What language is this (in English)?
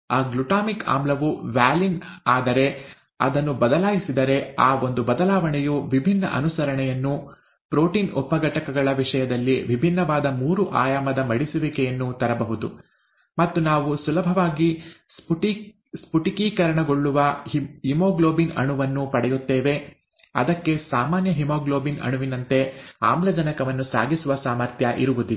Kannada